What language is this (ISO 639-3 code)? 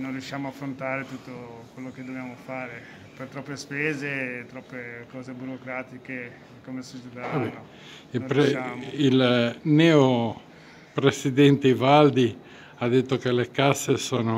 ita